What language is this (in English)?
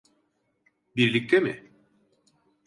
Turkish